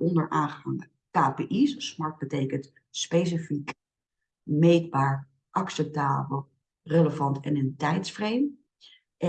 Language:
Dutch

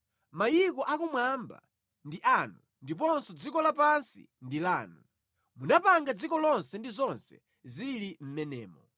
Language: Nyanja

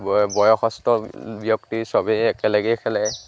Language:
Assamese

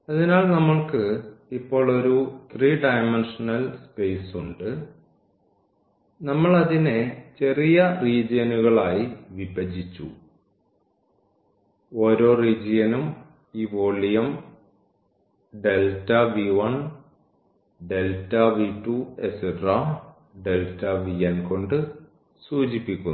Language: Malayalam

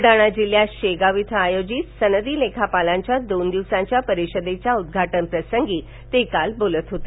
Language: Marathi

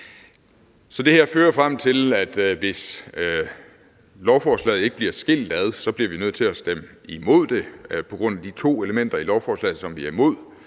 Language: Danish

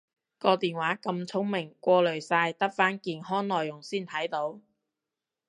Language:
Cantonese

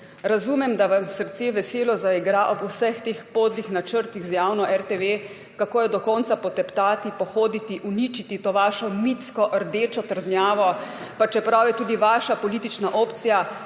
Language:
Slovenian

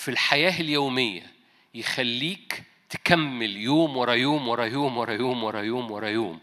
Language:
Arabic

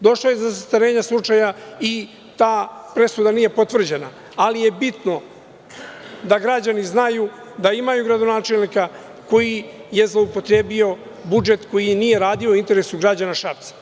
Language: Serbian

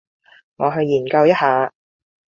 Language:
Cantonese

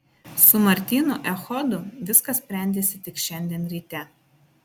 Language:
Lithuanian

